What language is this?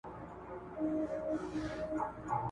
Pashto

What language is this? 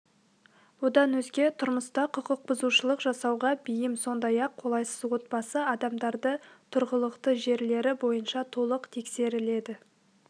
Kazakh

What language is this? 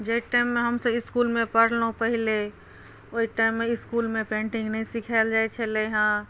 Maithili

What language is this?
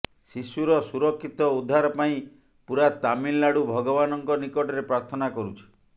Odia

